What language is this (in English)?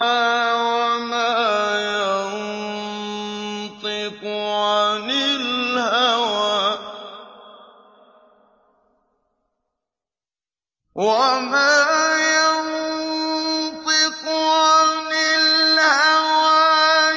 Arabic